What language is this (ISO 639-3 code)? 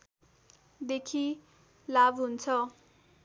nep